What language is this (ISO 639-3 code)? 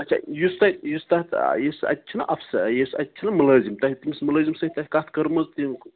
kas